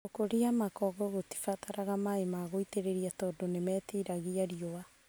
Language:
Kikuyu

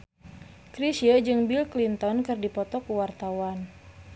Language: Sundanese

